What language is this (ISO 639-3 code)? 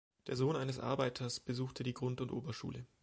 deu